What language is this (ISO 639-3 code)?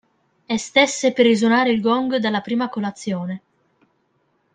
ita